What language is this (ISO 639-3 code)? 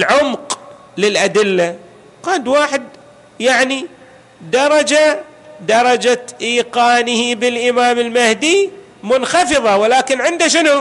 ara